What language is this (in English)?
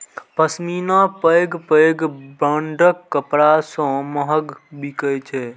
Maithili